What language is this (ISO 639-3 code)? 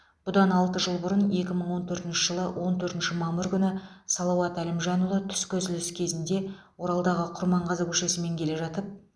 kaz